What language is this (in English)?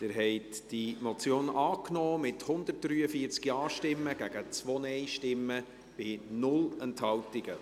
Swiss German